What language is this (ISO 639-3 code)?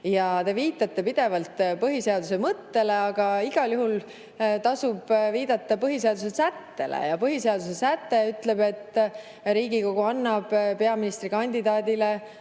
est